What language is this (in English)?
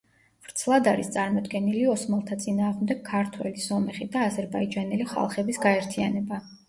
Georgian